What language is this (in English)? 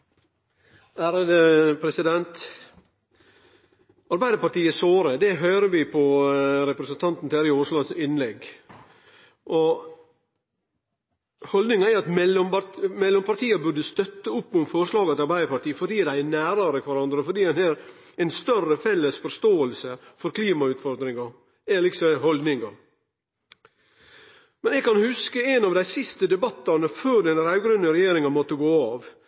Norwegian Nynorsk